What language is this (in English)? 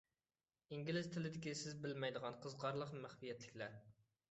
Uyghur